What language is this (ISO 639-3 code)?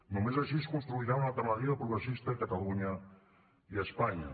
cat